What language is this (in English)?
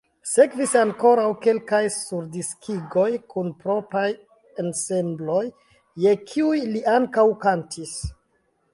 Esperanto